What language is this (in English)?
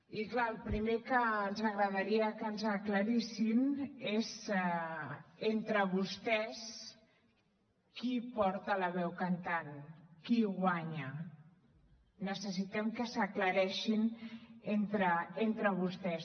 Catalan